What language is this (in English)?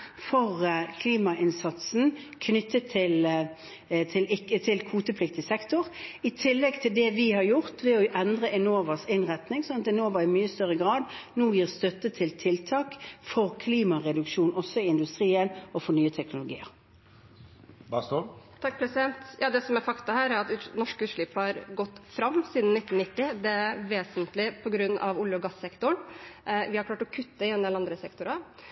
Norwegian